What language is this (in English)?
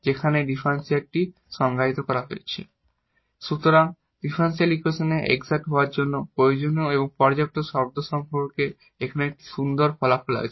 Bangla